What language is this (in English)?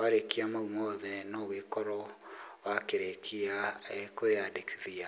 Kikuyu